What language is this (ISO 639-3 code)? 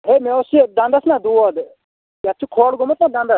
kas